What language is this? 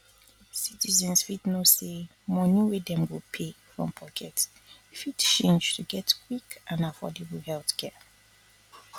Nigerian Pidgin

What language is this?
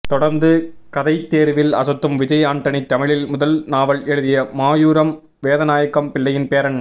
Tamil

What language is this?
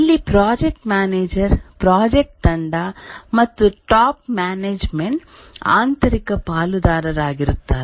Kannada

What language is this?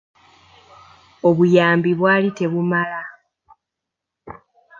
Ganda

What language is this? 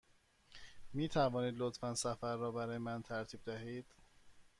Persian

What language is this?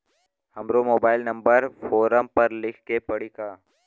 Bhojpuri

